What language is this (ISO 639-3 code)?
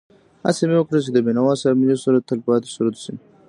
pus